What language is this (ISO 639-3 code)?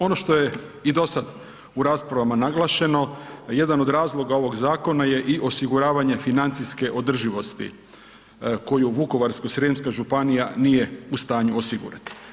hrv